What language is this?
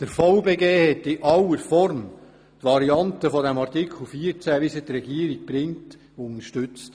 Swiss German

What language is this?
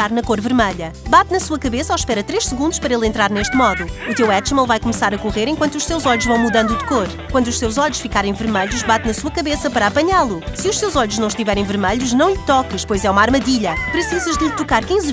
Portuguese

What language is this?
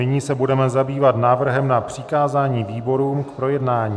Czech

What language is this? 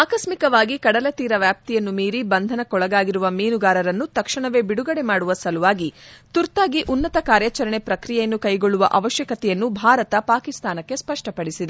Kannada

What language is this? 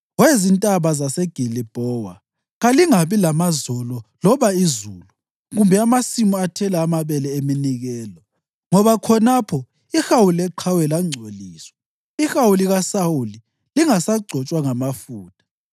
North Ndebele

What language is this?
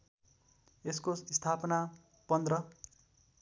Nepali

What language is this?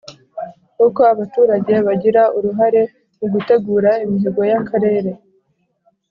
Kinyarwanda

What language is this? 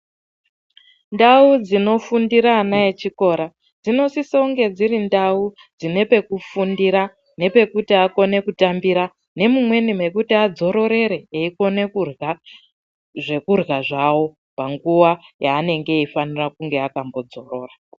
Ndau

